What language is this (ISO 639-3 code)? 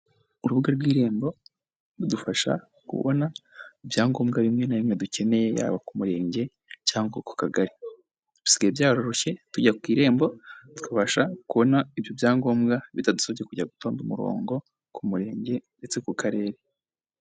kin